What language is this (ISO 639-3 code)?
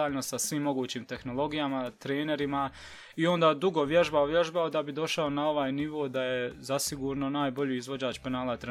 hrv